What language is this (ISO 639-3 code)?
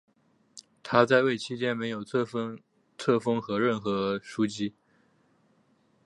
zho